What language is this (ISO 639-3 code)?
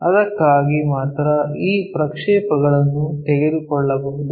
kan